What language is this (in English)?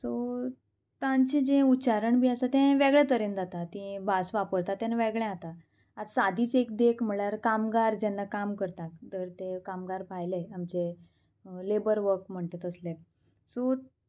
Konkani